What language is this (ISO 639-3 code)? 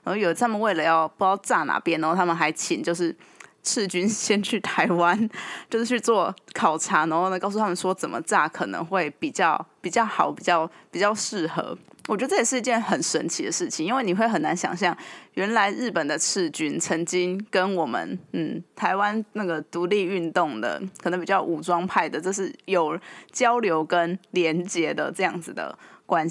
zho